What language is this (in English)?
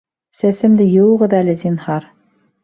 Bashkir